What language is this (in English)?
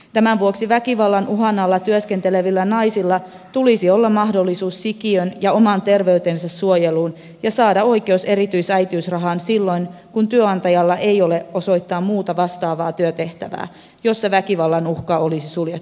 Finnish